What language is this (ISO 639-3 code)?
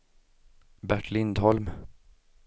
swe